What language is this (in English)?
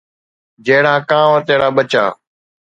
Sindhi